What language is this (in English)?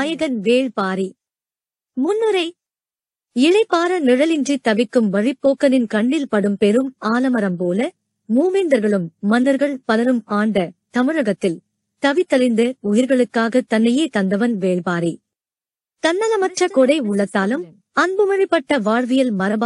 Tamil